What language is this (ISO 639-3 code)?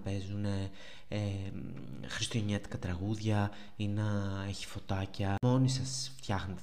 ell